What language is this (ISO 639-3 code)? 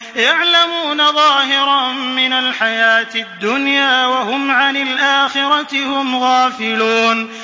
ara